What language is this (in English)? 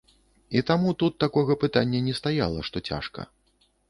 Belarusian